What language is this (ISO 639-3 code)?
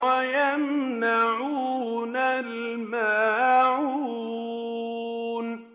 ara